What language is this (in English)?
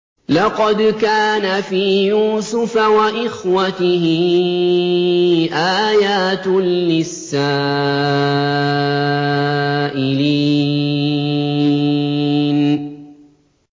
Arabic